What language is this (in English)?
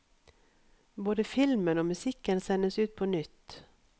Norwegian